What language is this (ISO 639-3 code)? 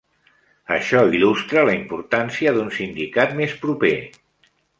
cat